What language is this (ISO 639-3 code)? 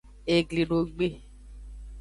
ajg